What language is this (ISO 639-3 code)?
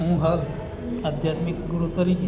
guj